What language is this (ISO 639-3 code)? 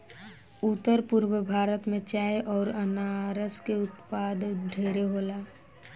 bho